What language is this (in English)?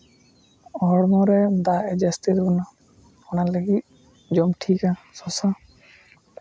Santali